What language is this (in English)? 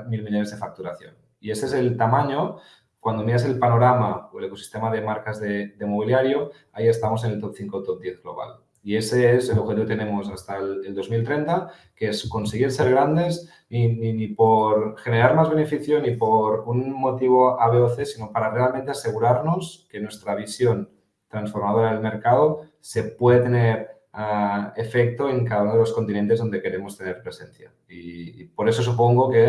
Spanish